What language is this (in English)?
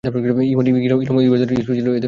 Bangla